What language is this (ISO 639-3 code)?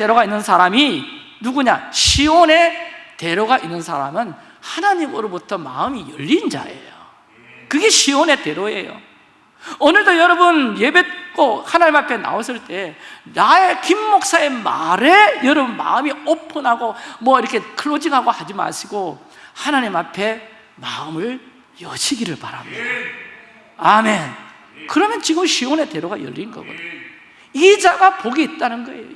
kor